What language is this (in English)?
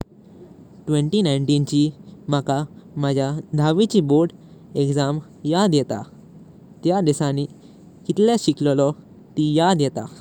Konkani